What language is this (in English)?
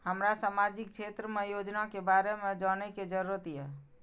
Maithili